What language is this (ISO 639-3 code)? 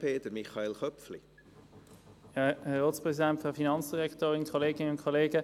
gsw